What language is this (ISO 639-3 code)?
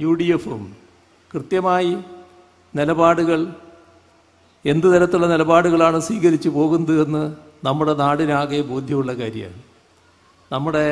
mal